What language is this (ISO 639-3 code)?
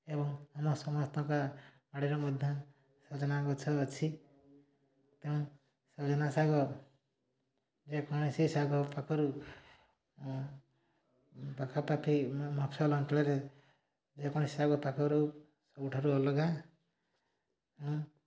ori